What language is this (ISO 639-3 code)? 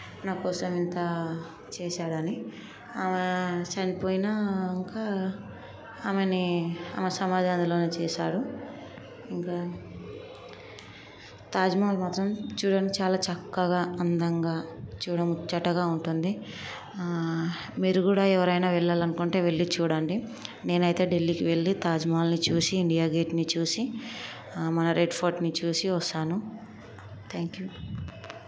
tel